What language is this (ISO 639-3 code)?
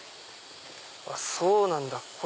jpn